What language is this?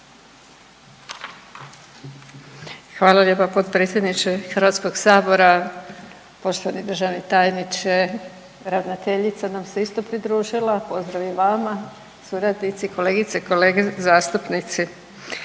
Croatian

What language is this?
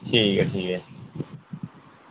Dogri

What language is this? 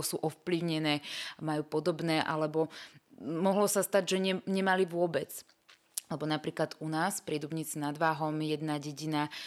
Slovak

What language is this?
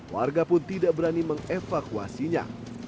Indonesian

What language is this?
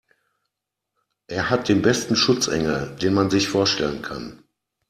German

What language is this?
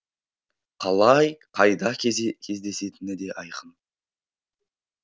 Kazakh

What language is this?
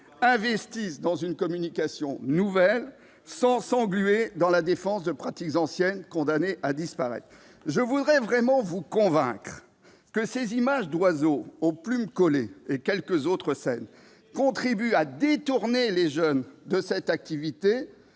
French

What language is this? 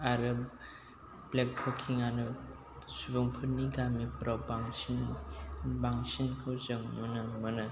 Bodo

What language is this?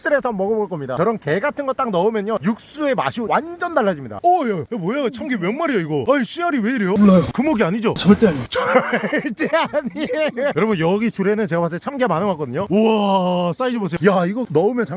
Korean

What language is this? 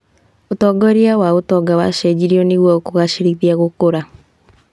Kikuyu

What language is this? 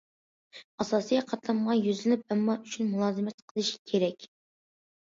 Uyghur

